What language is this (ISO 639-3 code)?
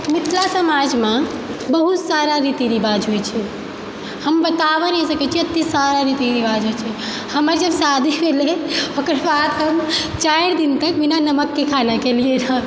mai